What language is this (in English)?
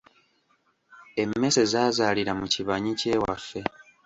Ganda